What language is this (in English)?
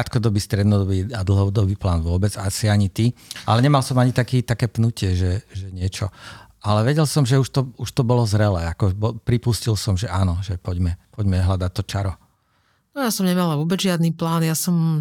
Slovak